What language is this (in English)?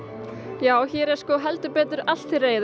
Icelandic